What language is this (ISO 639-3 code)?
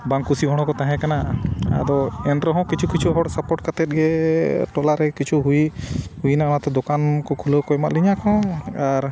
sat